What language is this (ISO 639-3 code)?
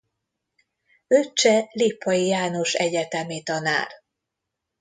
hun